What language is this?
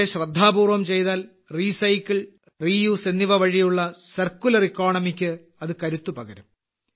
Malayalam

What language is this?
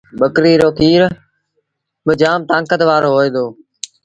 Sindhi Bhil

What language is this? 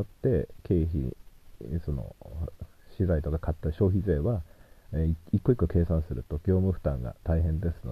Japanese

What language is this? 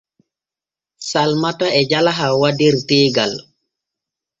Borgu Fulfulde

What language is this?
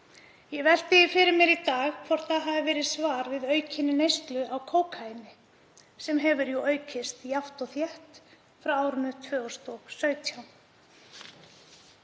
Icelandic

